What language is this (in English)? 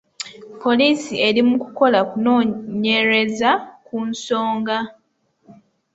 Ganda